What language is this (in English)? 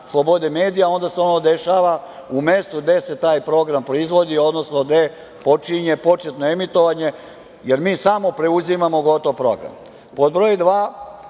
Serbian